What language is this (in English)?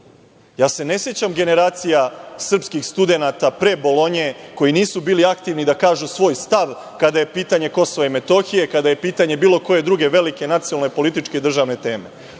Serbian